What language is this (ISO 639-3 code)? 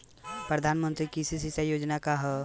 bho